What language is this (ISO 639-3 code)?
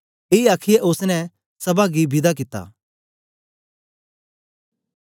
doi